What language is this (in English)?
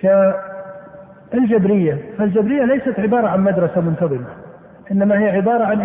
Arabic